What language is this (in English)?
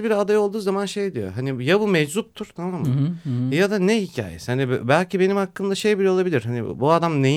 Turkish